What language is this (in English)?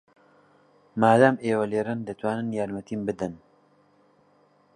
Central Kurdish